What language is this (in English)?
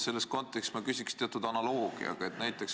Estonian